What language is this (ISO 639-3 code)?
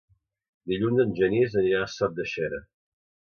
cat